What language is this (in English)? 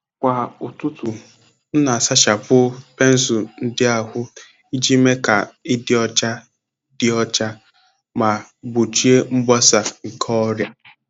Igbo